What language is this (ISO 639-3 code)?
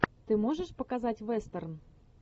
rus